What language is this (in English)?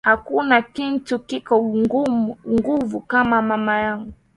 Swahili